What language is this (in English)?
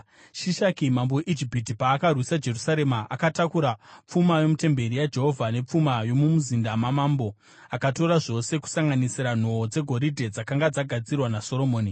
Shona